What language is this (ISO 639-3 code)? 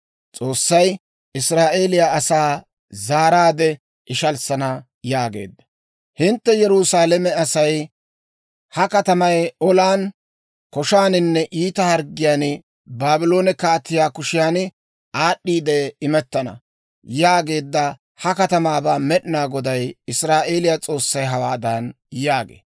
dwr